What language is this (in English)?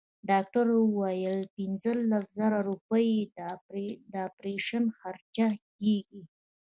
Pashto